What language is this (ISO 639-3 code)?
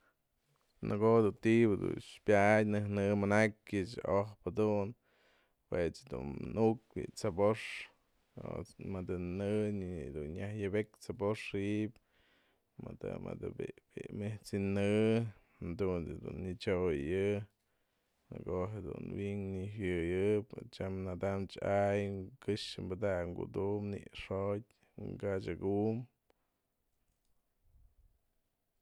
mzl